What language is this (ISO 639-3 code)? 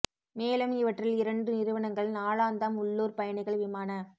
tam